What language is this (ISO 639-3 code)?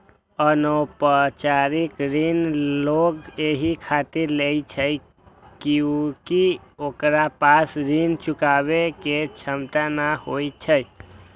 mai